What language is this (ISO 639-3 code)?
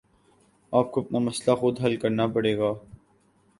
urd